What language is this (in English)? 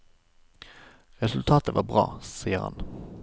Norwegian